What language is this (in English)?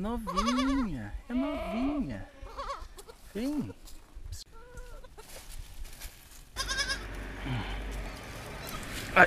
Portuguese